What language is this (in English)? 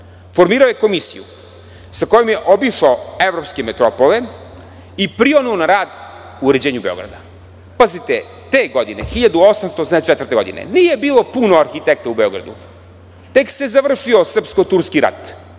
Serbian